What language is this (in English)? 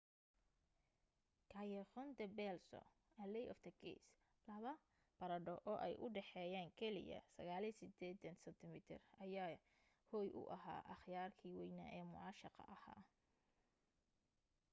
Somali